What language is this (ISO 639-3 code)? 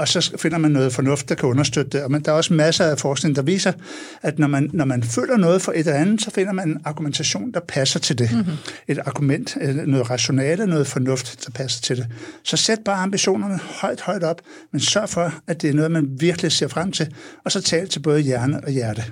dan